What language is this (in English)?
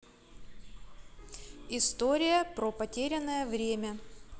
Russian